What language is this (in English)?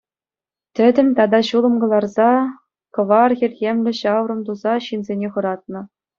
Chuvash